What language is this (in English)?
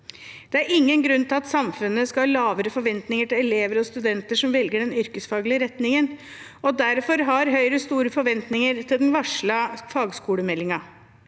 Norwegian